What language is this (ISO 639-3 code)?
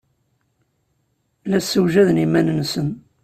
kab